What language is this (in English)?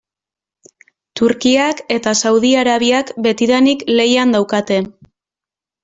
Basque